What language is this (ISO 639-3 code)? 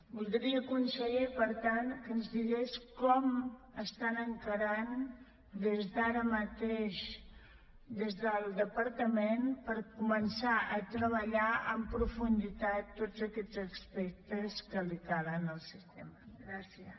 cat